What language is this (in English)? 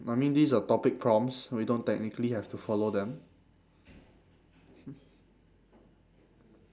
English